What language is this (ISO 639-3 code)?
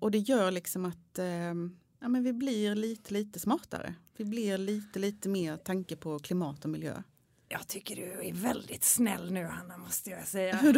swe